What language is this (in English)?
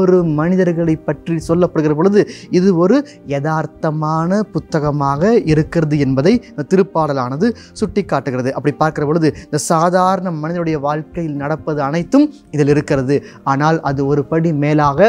Tamil